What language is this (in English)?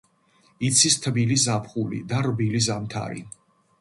Georgian